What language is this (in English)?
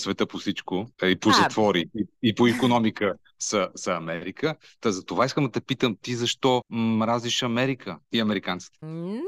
Bulgarian